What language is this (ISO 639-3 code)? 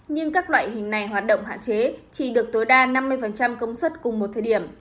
vie